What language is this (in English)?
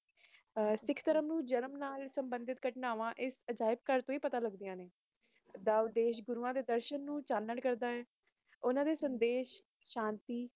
Punjabi